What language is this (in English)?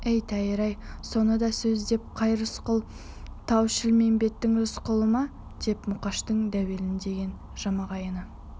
Kazakh